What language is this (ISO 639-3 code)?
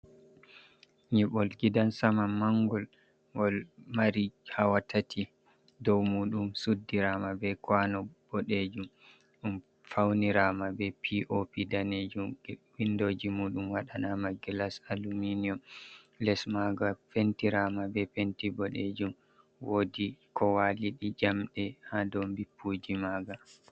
ful